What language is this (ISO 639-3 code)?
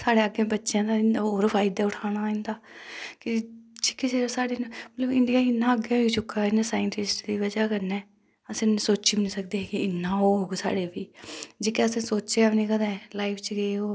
doi